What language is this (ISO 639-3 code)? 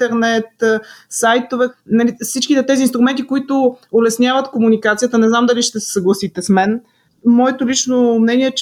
bul